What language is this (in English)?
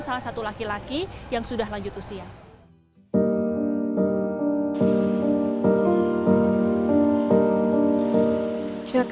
Indonesian